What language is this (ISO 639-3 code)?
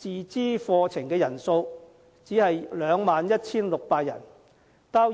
yue